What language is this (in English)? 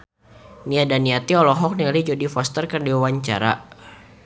Sundanese